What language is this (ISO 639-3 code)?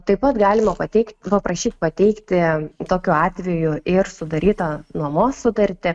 lit